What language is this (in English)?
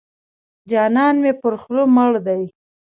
Pashto